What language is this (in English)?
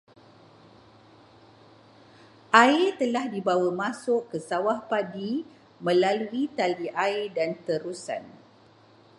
Malay